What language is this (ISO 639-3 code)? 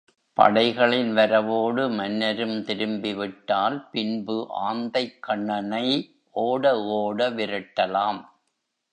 tam